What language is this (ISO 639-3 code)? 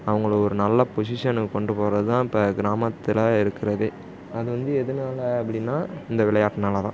tam